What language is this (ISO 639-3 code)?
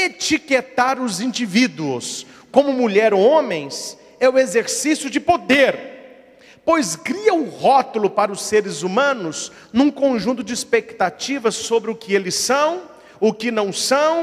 por